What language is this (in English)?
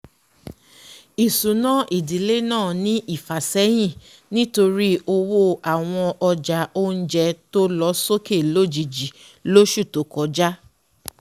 Yoruba